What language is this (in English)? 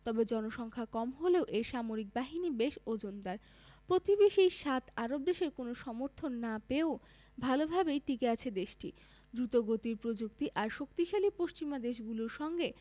Bangla